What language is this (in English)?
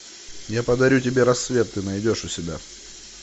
Russian